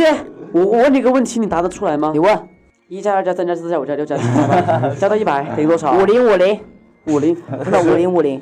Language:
Chinese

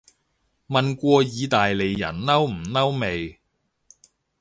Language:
Cantonese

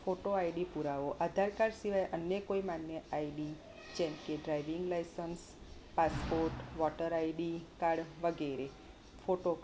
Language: Gujarati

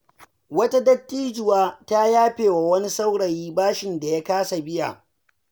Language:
Hausa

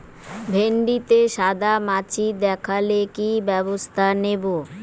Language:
Bangla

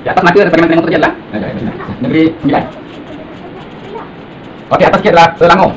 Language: Malay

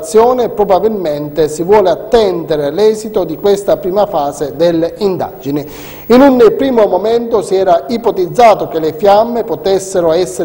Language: Italian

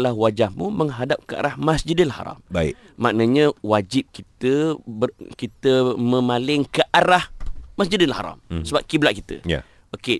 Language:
Malay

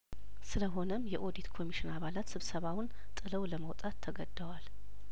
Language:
Amharic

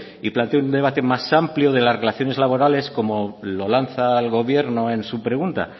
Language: Spanish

